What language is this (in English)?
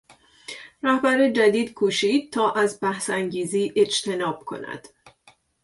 Persian